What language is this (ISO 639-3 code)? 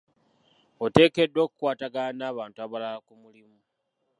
lug